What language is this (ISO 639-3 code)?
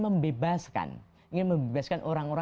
ind